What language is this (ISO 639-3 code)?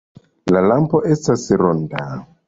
epo